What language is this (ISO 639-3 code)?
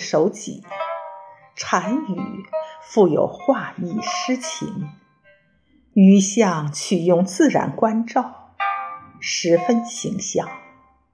zho